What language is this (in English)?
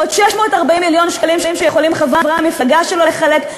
Hebrew